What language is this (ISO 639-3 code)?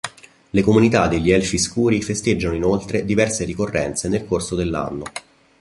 ita